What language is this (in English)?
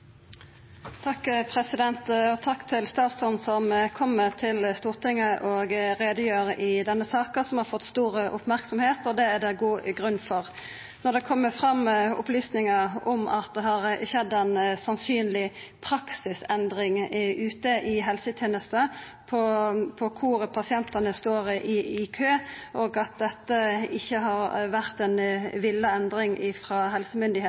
Norwegian Nynorsk